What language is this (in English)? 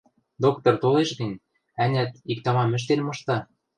Western Mari